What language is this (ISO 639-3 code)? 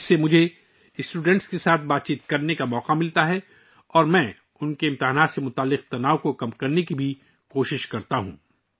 urd